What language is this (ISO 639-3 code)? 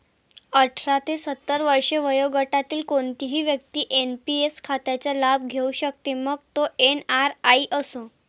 mar